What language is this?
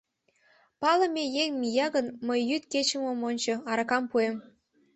Mari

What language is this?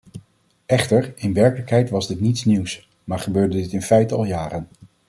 Dutch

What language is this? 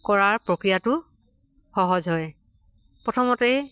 Assamese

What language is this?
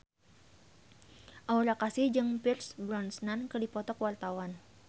Sundanese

